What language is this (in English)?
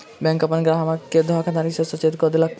Maithili